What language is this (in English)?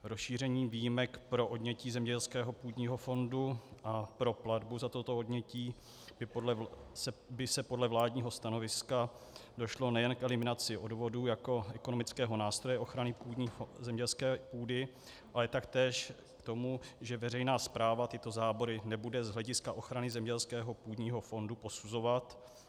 Czech